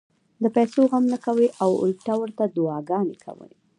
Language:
Pashto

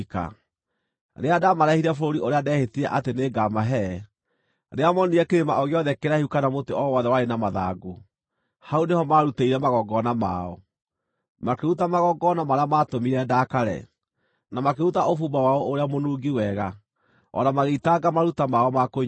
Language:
Kikuyu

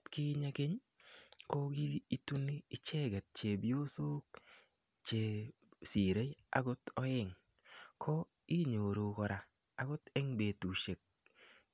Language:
Kalenjin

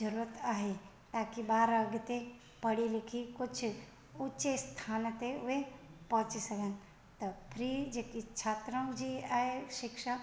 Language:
Sindhi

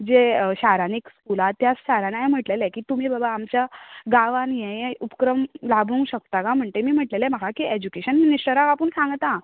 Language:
Konkani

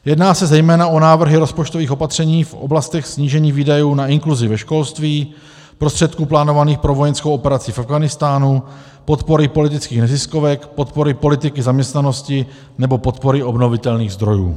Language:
Czech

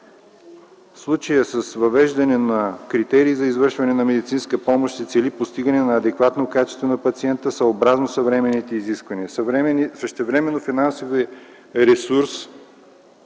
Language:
Bulgarian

